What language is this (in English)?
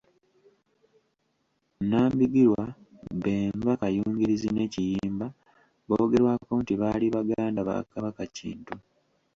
Ganda